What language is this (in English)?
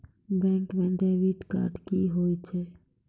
Maithili